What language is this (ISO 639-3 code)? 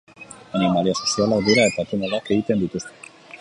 eus